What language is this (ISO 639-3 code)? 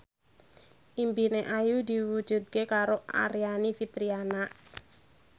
jav